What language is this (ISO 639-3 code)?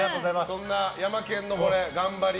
jpn